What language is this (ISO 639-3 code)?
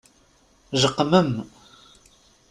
kab